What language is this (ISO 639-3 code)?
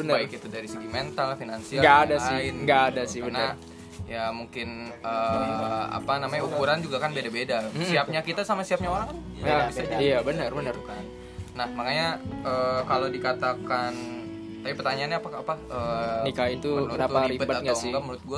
ind